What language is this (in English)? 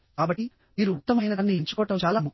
Telugu